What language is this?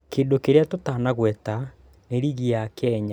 Kikuyu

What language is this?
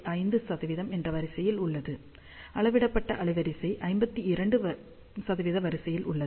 Tamil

